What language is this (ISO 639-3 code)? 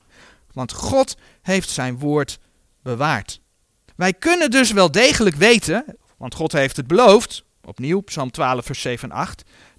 nld